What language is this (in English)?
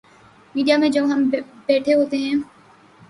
Urdu